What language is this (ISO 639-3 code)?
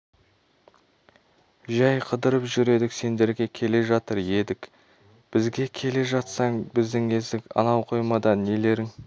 kaz